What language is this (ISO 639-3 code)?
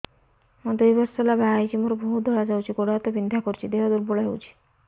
ori